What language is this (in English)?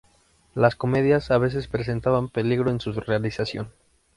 Spanish